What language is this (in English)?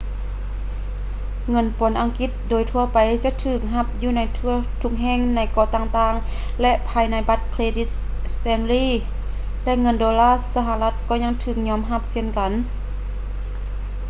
Lao